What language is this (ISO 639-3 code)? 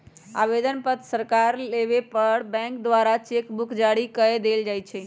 mag